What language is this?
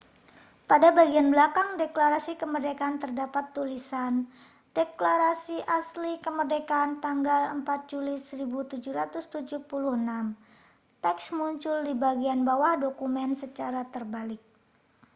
Indonesian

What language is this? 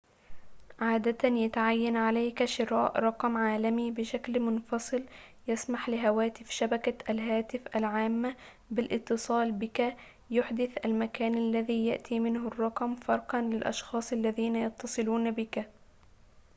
Arabic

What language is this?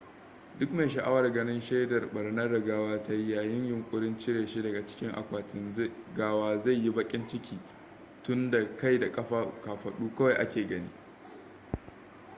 Hausa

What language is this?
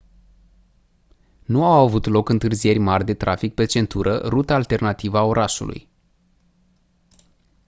Romanian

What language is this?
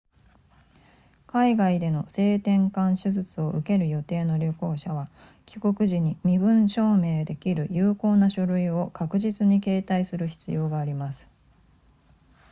Japanese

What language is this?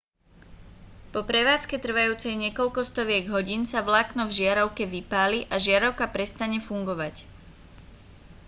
Slovak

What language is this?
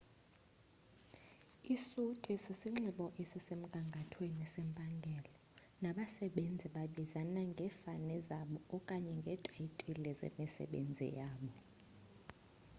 Xhosa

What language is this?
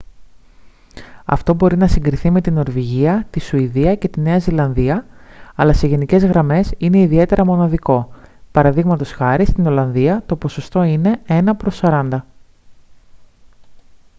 Greek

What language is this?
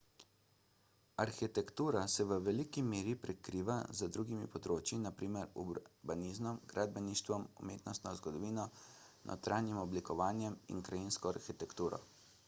Slovenian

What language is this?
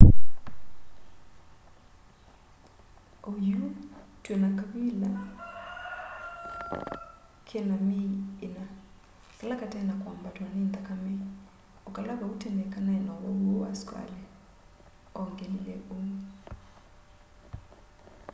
Kamba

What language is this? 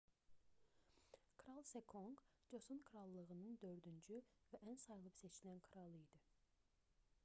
Azerbaijani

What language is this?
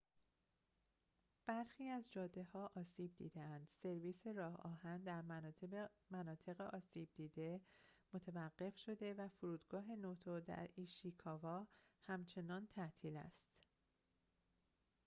Persian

